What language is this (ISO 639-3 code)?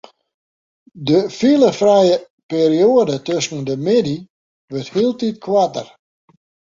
fry